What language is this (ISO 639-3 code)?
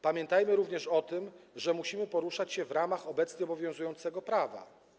pol